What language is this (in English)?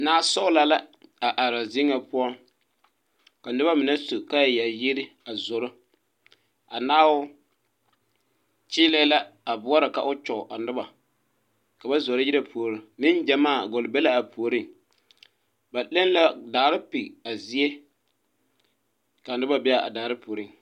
Southern Dagaare